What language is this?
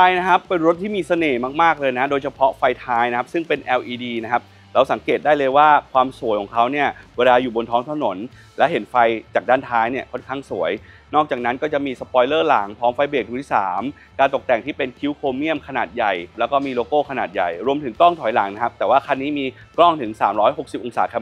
Thai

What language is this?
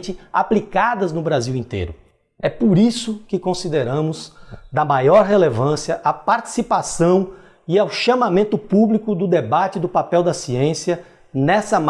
Portuguese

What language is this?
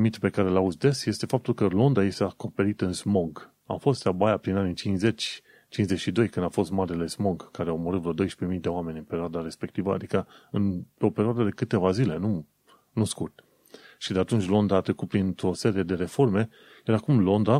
Romanian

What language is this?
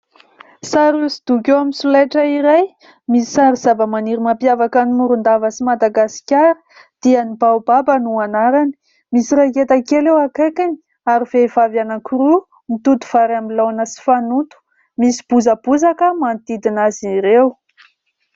Malagasy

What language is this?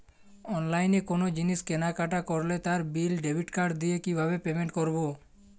Bangla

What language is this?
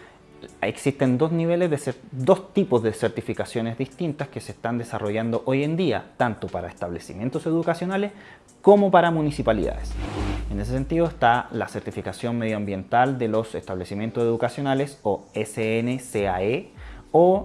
Spanish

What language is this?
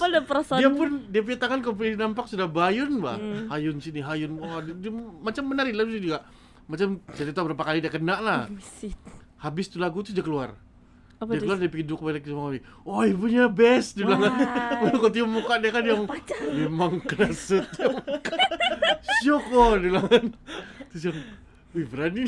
Malay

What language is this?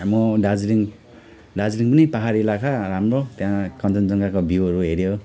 Nepali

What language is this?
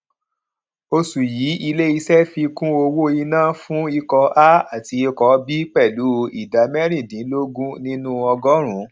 Yoruba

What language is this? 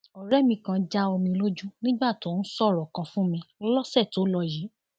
Yoruba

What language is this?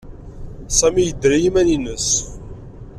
Kabyle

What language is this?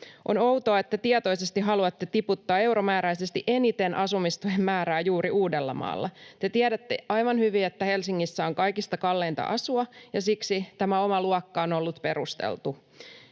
Finnish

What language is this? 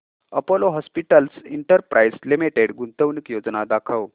Marathi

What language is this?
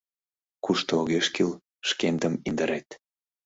Mari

